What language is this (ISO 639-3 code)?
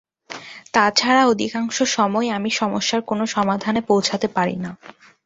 ben